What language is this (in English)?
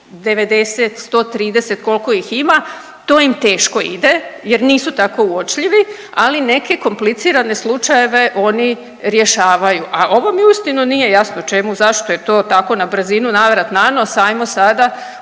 Croatian